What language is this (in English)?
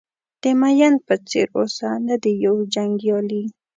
Pashto